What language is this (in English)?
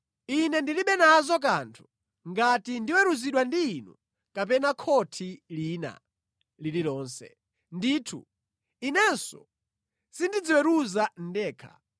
Nyanja